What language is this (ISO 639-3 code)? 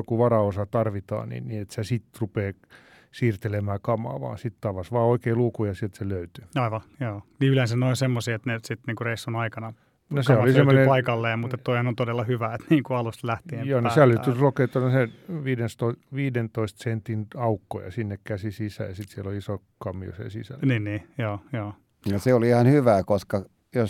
fin